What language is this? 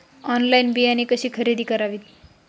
Marathi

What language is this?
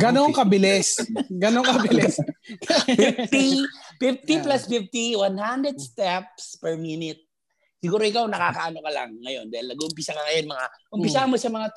Filipino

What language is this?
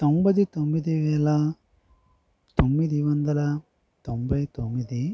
Telugu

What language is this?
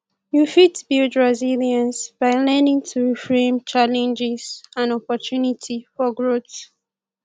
Nigerian Pidgin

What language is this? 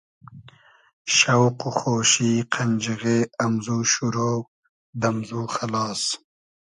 Hazaragi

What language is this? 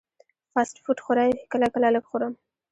Pashto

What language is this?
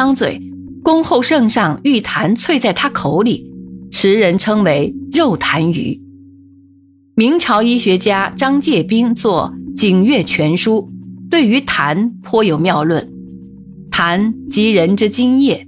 Chinese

